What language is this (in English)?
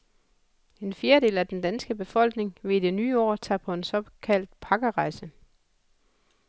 Danish